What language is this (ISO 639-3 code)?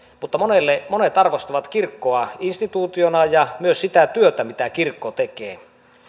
fin